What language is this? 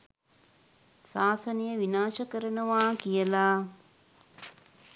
Sinhala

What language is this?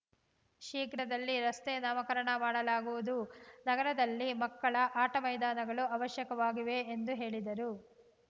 Kannada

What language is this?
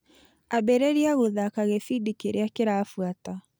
Kikuyu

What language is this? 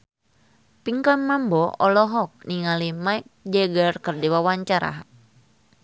Sundanese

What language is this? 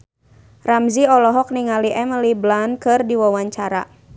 Sundanese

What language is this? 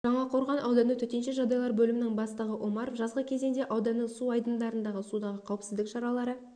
Kazakh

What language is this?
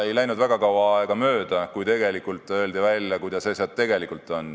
Estonian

